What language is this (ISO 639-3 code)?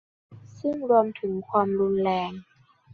tha